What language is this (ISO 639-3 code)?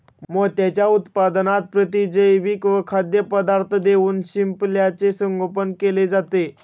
mar